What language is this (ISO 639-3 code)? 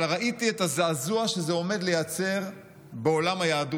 heb